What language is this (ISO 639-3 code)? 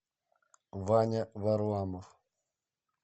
rus